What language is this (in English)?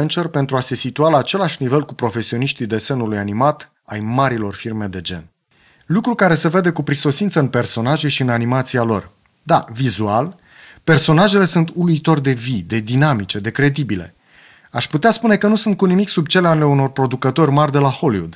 Romanian